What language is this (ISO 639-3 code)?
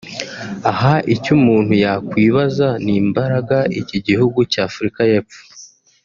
kin